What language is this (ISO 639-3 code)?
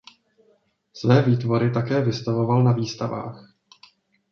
ces